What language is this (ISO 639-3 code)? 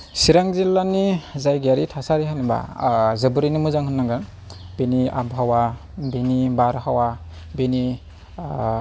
brx